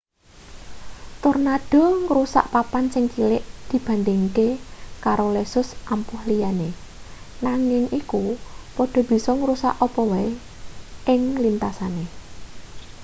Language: Javanese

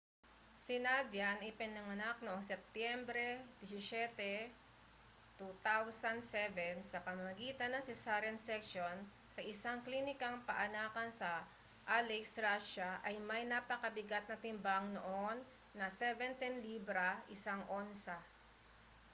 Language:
Filipino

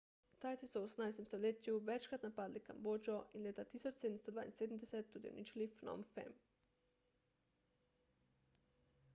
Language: Slovenian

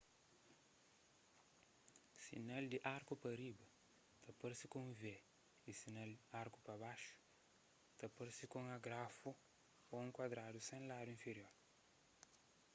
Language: Kabuverdianu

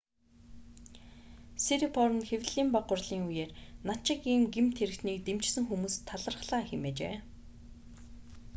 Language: Mongolian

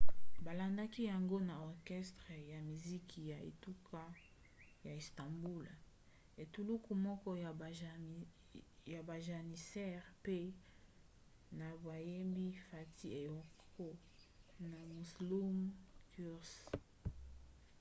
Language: Lingala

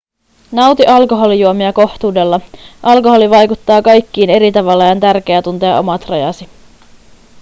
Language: Finnish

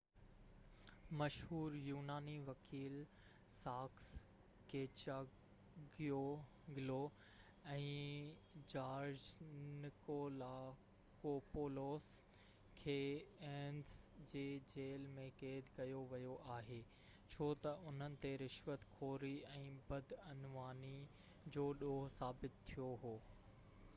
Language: Sindhi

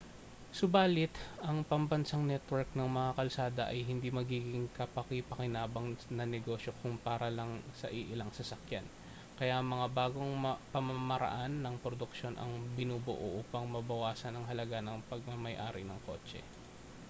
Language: Filipino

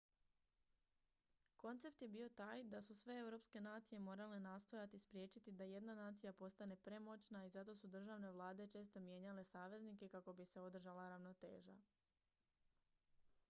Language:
Croatian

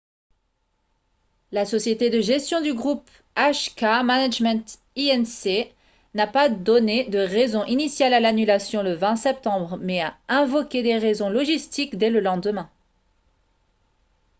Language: French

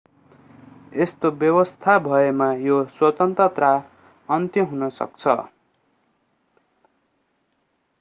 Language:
Nepali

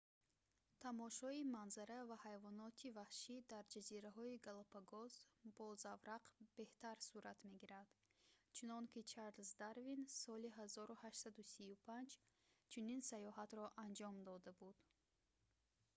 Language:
Tajik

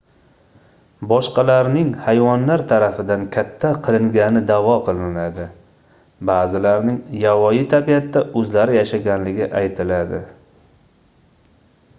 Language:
Uzbek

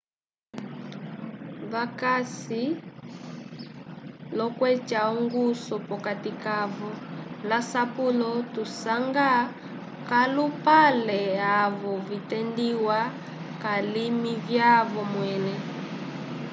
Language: Umbundu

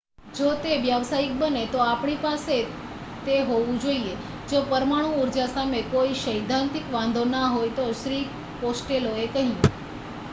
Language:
Gujarati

